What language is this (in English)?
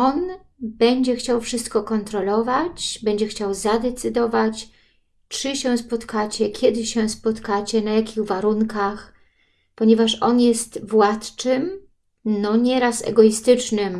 Polish